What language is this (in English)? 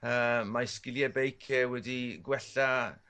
Welsh